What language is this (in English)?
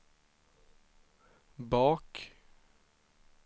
Swedish